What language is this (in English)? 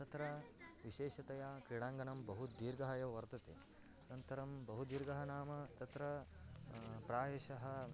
Sanskrit